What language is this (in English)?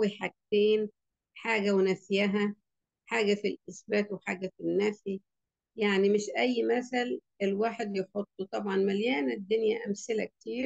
Arabic